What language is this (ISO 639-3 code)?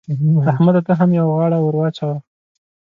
pus